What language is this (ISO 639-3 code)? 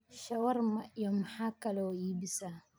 som